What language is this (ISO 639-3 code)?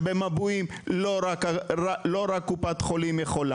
heb